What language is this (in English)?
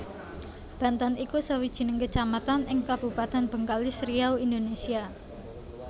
Javanese